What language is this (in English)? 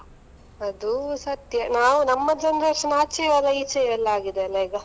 Kannada